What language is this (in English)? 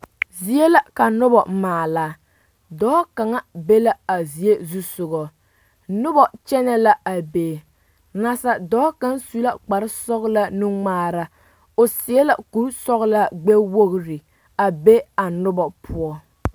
Southern Dagaare